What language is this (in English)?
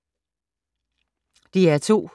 Danish